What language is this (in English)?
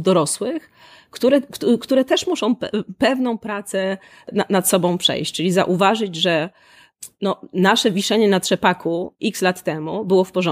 Polish